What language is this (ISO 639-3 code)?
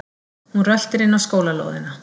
isl